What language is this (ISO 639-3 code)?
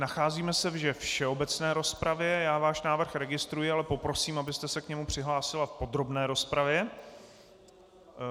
ces